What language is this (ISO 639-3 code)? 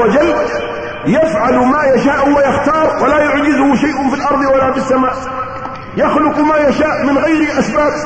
ara